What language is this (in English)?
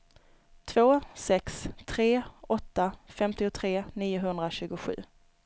Swedish